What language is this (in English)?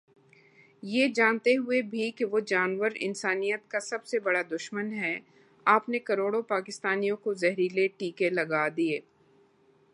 Urdu